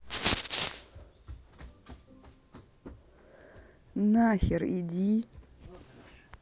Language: Russian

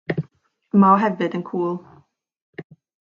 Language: Welsh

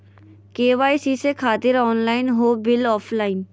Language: Magahi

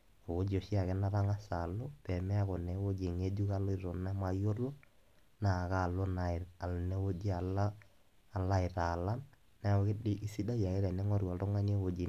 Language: Masai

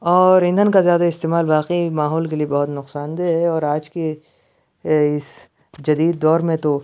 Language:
Urdu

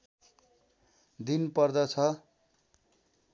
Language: Nepali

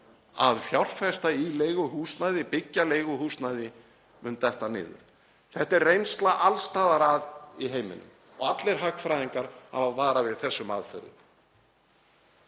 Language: Icelandic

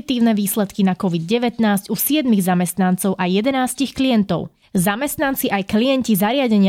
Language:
Slovak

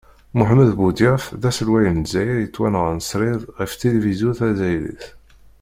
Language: Kabyle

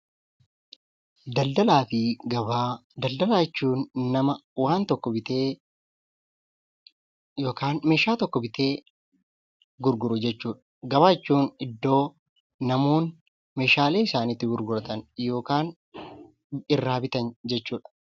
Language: Oromo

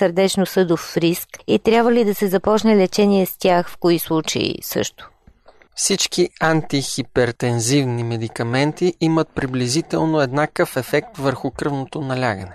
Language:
Bulgarian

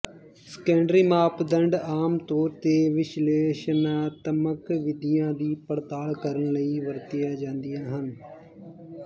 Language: Punjabi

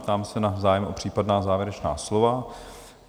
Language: Czech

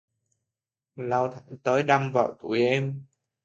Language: Vietnamese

